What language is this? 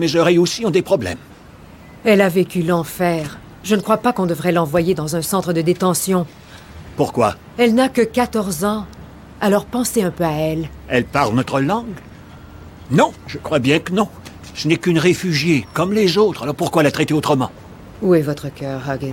French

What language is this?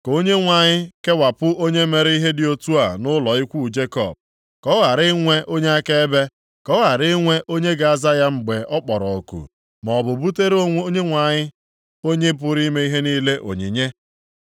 Igbo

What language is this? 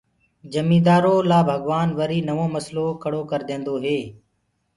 Gurgula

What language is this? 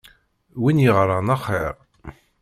Kabyle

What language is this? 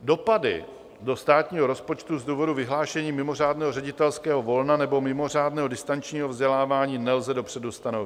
Czech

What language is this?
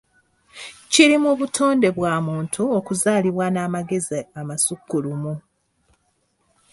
Ganda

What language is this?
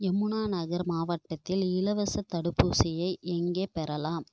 Tamil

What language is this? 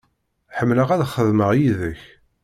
Kabyle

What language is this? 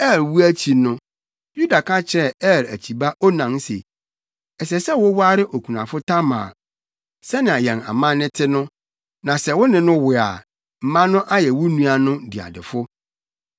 Akan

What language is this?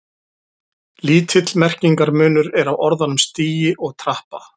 Icelandic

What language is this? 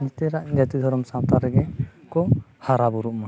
Santali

